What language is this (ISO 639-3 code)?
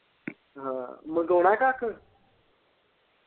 pan